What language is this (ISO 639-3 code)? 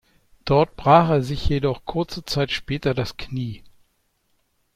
deu